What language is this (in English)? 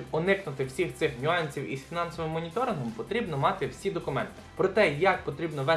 Ukrainian